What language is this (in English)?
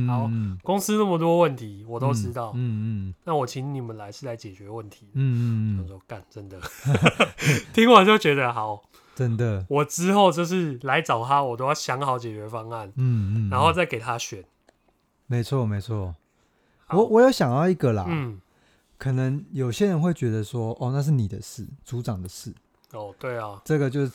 Chinese